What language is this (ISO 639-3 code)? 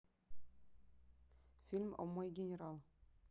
rus